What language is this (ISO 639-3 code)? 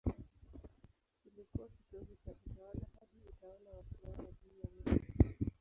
swa